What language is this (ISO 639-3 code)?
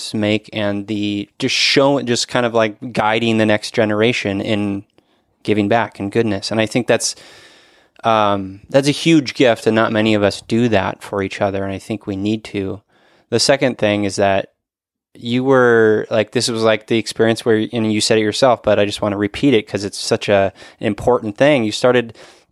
eng